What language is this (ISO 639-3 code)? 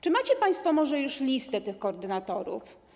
pol